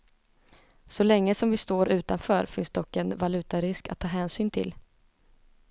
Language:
Swedish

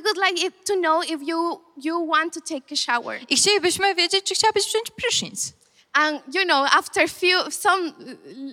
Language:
Polish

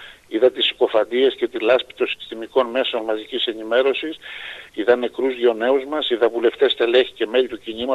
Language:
Greek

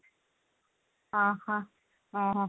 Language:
Odia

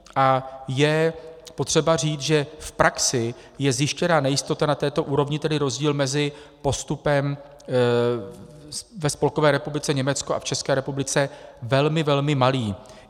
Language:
Czech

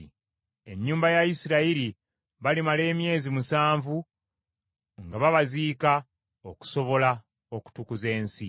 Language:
Ganda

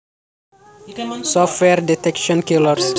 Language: Javanese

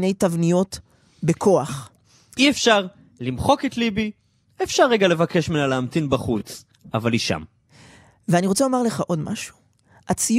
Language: Hebrew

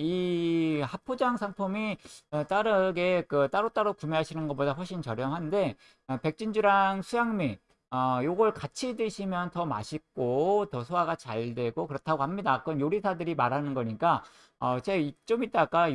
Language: Korean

